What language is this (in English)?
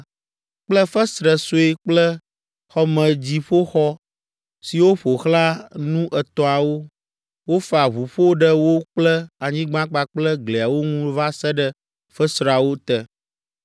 Ewe